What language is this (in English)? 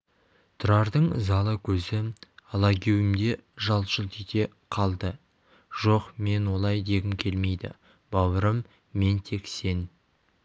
Kazakh